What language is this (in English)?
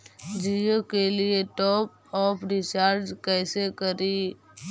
Magahi